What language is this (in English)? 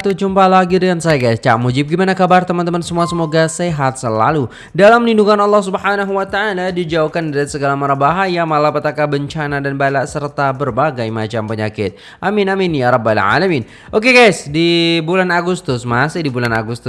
Indonesian